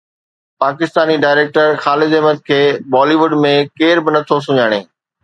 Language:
Sindhi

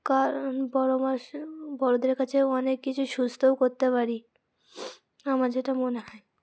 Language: Bangla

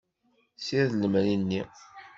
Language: Kabyle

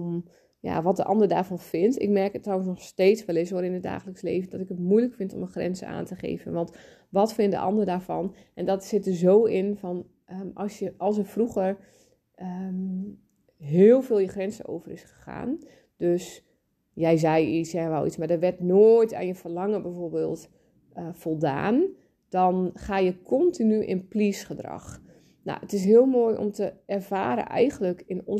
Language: Dutch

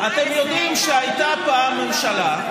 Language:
Hebrew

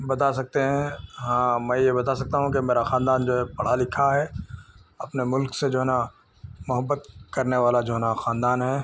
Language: Urdu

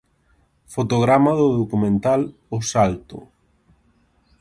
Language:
Galician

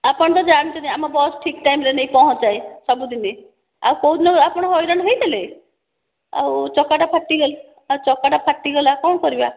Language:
Odia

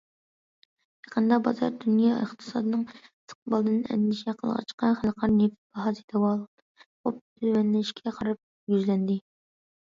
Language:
Uyghur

